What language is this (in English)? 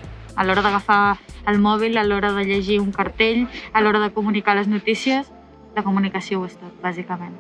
Catalan